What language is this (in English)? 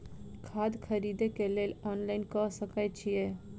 Maithili